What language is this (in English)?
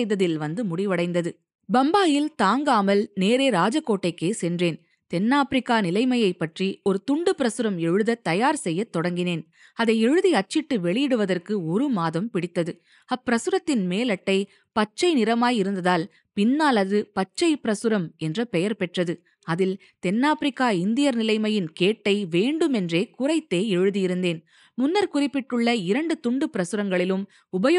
Tamil